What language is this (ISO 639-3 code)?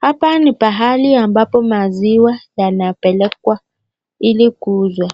swa